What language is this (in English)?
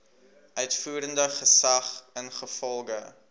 Afrikaans